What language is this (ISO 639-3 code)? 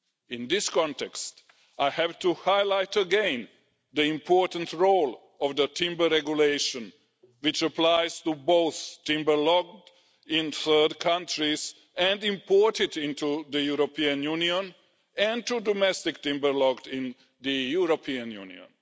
eng